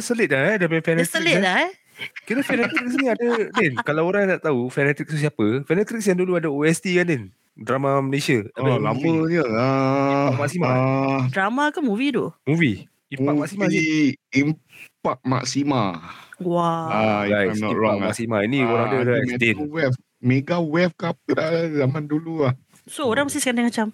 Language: Malay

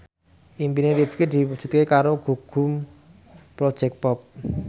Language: Javanese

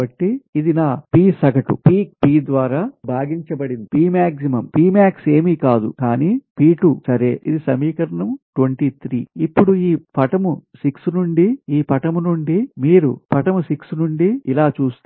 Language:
Telugu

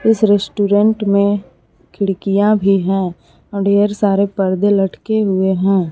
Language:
Hindi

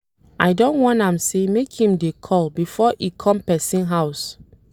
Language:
Nigerian Pidgin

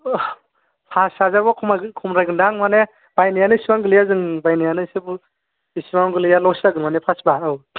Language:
Bodo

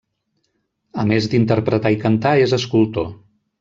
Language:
Catalan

